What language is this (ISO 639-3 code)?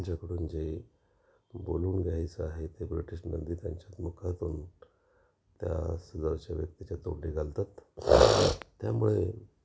mar